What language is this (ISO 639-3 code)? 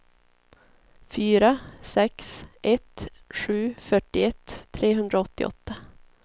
swe